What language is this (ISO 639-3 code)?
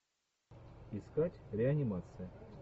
rus